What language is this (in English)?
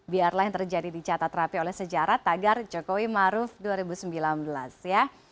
Indonesian